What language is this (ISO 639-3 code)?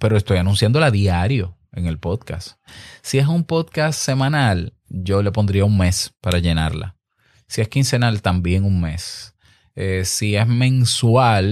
spa